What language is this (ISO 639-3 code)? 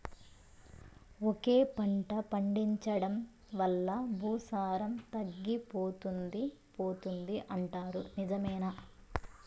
tel